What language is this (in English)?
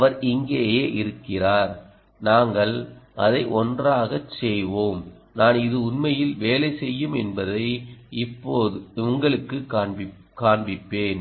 Tamil